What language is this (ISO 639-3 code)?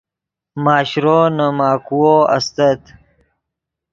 ydg